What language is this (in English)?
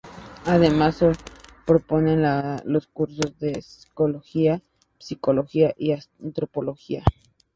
Spanish